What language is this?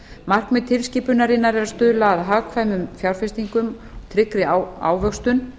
Icelandic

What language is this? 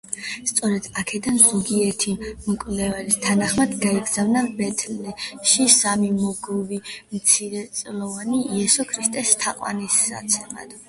Georgian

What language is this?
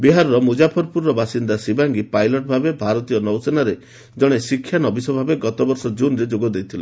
Odia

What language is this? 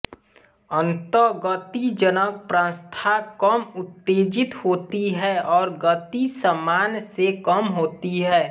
Hindi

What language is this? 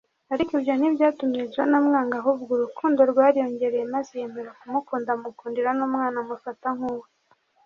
Kinyarwanda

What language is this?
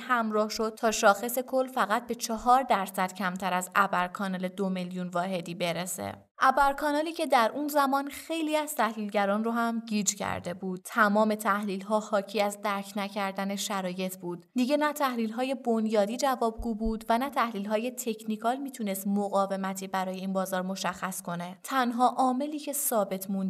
Persian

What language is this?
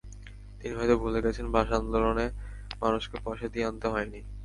Bangla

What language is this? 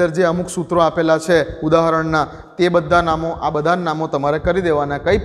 Hindi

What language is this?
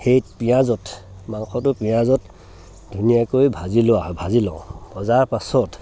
Assamese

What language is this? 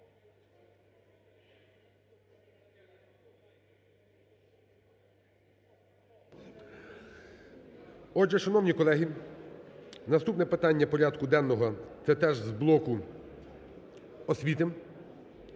Ukrainian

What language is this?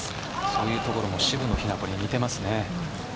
Japanese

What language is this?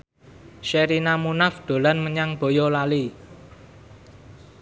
Javanese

